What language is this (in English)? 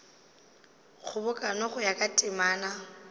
Northern Sotho